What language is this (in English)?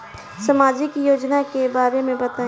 Bhojpuri